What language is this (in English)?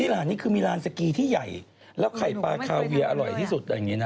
Thai